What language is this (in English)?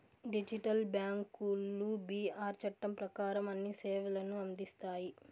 Telugu